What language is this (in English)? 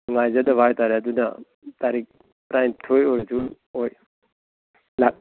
Manipuri